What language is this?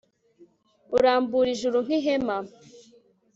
Kinyarwanda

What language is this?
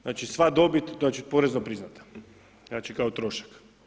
Croatian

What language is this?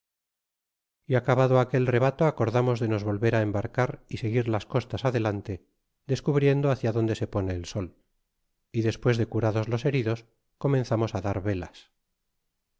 Spanish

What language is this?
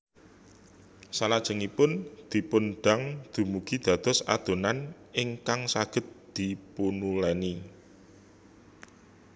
Javanese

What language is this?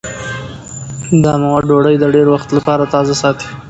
Pashto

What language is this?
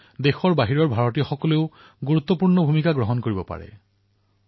Assamese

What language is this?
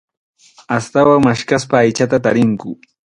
Arequipa-La Unión Quechua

